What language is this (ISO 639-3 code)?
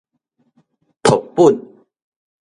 nan